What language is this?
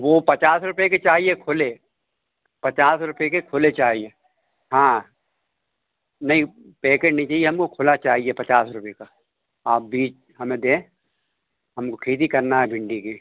Hindi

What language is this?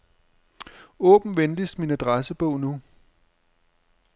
Danish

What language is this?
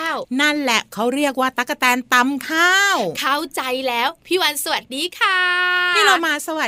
Thai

